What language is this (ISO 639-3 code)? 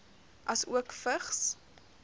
afr